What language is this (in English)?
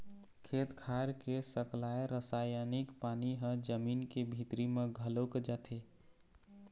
Chhattisgarhi